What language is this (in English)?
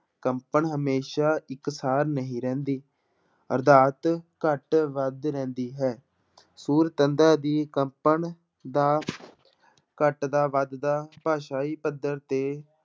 Punjabi